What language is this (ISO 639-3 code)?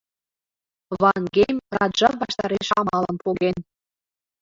chm